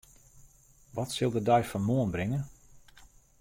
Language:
Western Frisian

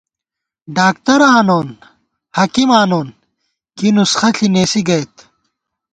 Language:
Gawar-Bati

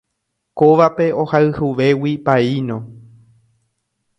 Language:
Guarani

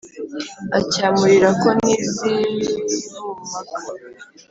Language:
Kinyarwanda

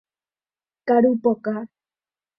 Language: Guarani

